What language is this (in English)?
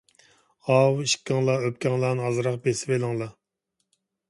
Uyghur